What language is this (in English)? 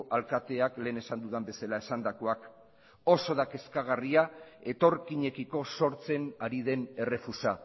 Basque